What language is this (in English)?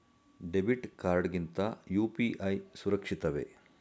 Kannada